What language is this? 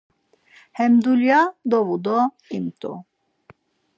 Laz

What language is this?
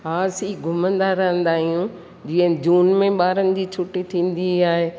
Sindhi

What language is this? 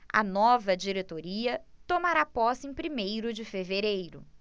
Portuguese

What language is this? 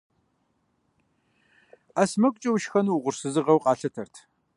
Kabardian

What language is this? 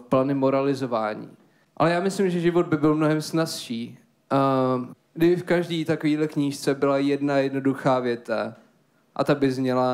Czech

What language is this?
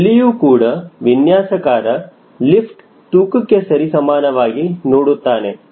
Kannada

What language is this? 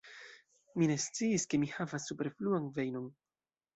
Esperanto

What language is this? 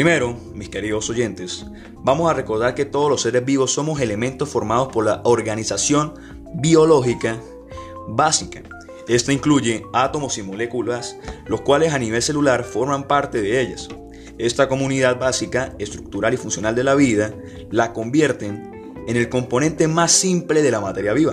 Spanish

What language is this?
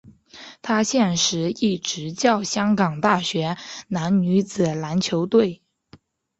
Chinese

